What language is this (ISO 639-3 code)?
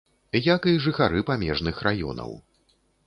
bel